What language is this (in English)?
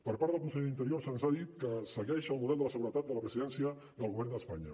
Catalan